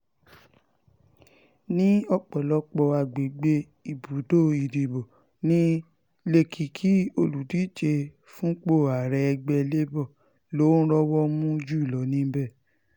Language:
Yoruba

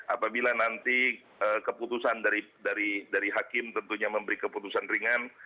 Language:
Indonesian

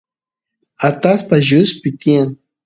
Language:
Santiago del Estero Quichua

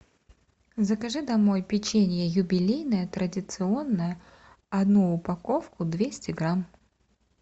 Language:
Russian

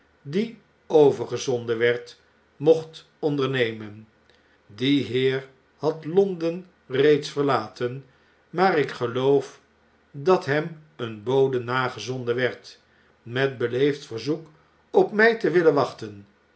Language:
Dutch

